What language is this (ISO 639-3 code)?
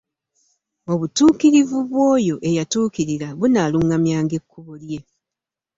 lug